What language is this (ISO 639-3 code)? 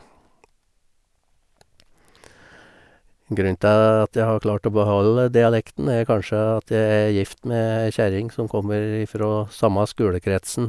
nor